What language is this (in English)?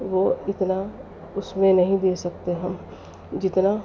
Urdu